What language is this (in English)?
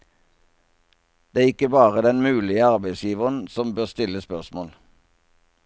Norwegian